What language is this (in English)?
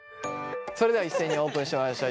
Japanese